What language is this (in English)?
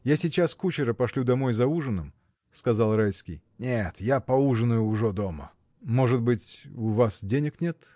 Russian